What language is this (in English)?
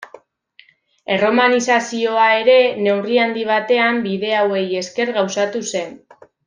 Basque